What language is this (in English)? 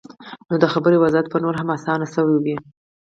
Pashto